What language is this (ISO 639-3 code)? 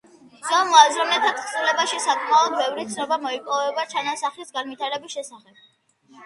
kat